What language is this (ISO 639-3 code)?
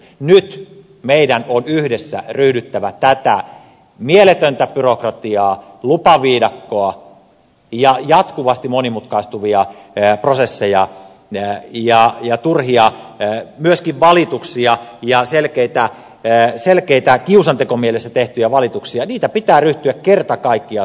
fin